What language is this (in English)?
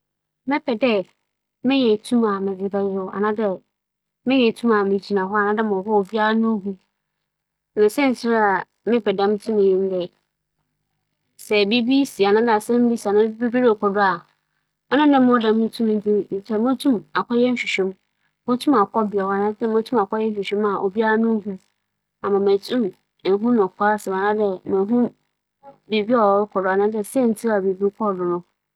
Akan